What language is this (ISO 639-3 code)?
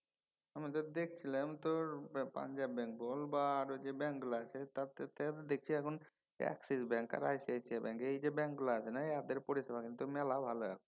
ben